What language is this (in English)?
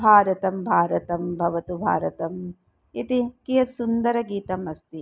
Sanskrit